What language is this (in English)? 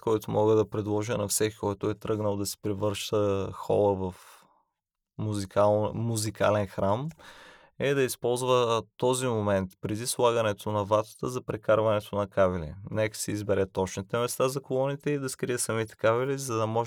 Bulgarian